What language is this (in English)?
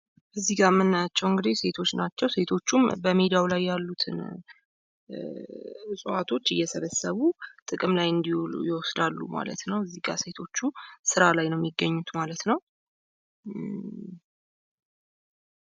Amharic